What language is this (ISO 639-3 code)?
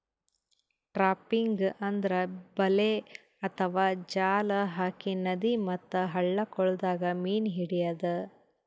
kan